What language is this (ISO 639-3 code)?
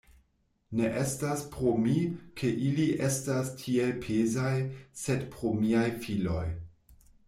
epo